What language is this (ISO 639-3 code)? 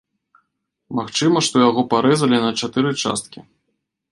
bel